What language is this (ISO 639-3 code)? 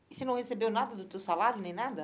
por